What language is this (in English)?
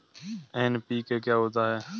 Hindi